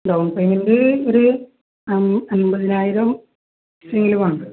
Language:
Malayalam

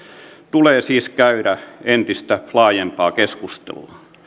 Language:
Finnish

